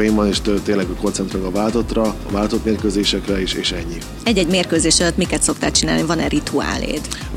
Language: Hungarian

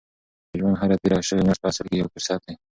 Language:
Pashto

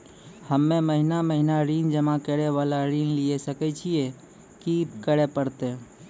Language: Maithili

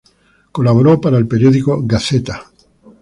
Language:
Spanish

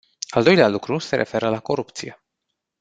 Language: Romanian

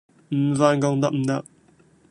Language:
Cantonese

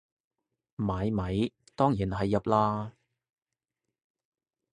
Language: Cantonese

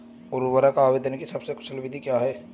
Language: Hindi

